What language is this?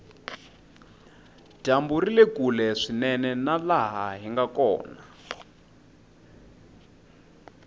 Tsonga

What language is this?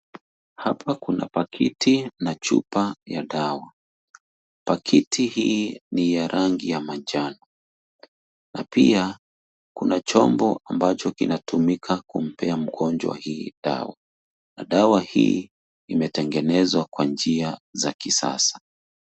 Swahili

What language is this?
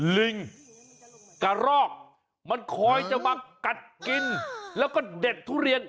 Thai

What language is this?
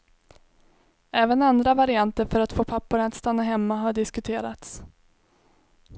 Swedish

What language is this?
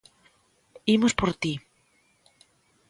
Galician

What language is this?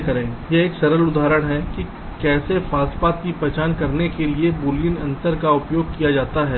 Hindi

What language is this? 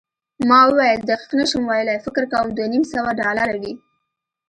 Pashto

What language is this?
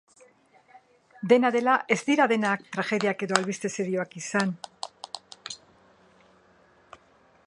Basque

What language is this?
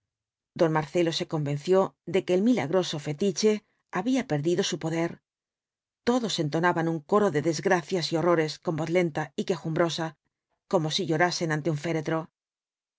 Spanish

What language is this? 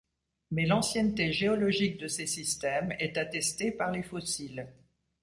French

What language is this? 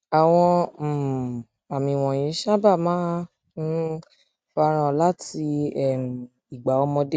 Yoruba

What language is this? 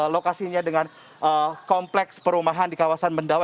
Indonesian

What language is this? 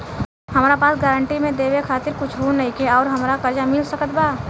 Bhojpuri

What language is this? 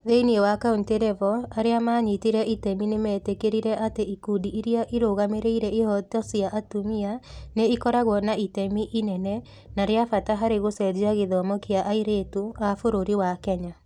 Kikuyu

